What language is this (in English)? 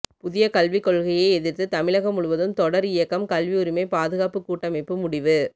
Tamil